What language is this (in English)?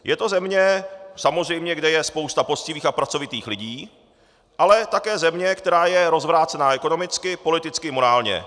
Czech